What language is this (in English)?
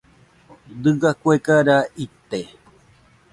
Nüpode Huitoto